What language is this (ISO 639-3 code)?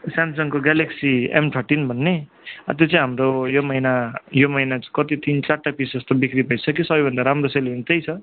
nep